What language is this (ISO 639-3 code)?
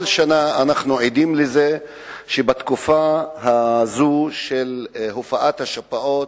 heb